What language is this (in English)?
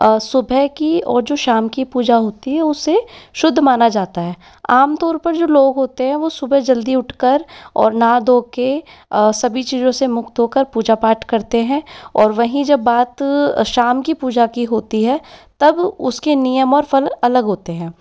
Hindi